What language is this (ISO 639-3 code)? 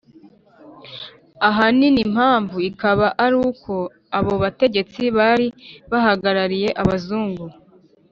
kin